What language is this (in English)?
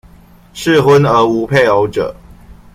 Chinese